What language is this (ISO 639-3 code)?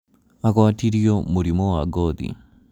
kik